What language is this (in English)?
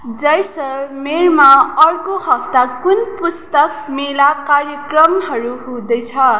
Nepali